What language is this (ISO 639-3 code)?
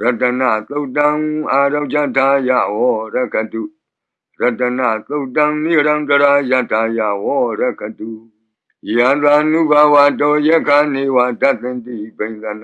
mya